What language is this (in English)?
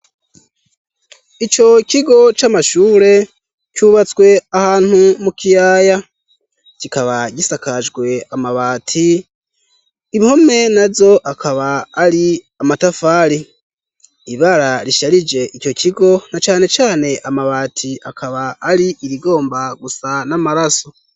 Rundi